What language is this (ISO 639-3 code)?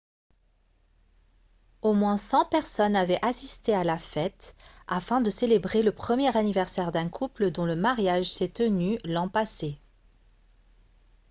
fra